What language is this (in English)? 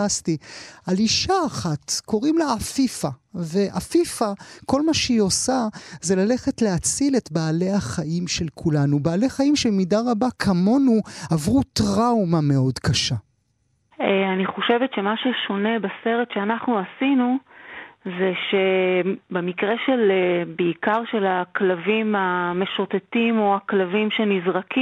Hebrew